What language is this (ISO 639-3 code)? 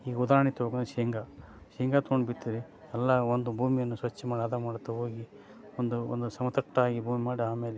kan